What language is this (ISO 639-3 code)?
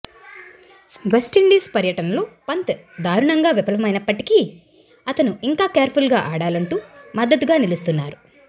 tel